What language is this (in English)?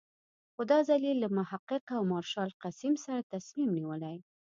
Pashto